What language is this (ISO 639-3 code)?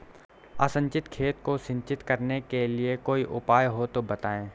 hin